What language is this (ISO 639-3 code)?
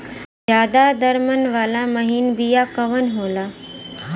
bho